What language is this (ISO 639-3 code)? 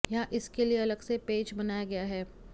hin